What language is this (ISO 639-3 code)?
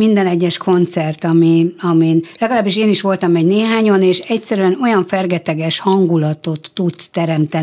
hun